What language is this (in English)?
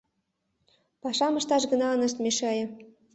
Mari